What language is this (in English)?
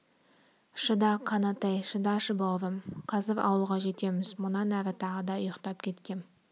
Kazakh